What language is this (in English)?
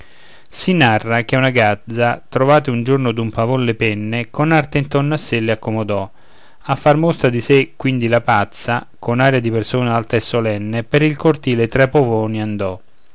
Italian